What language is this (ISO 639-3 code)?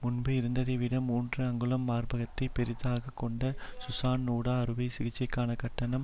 tam